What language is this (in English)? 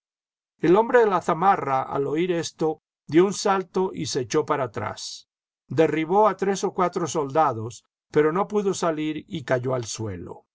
Spanish